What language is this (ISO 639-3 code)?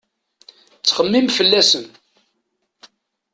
kab